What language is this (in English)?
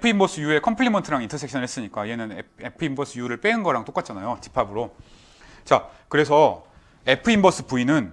Korean